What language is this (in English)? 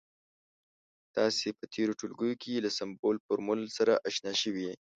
Pashto